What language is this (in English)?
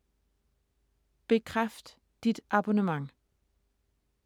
Danish